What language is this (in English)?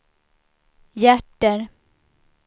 Swedish